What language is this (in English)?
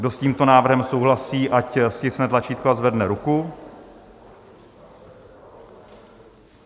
Czech